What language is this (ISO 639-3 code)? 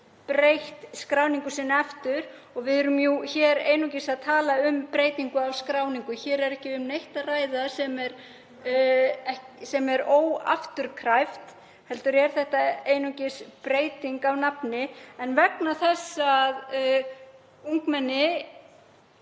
isl